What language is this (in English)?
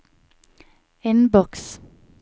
Norwegian